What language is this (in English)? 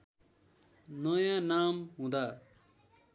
Nepali